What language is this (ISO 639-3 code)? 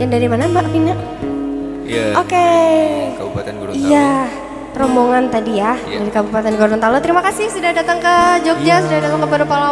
ind